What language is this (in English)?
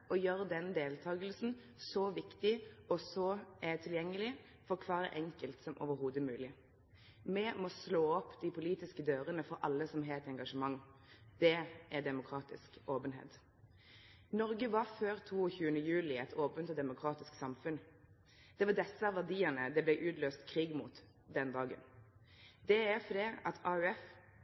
Norwegian Nynorsk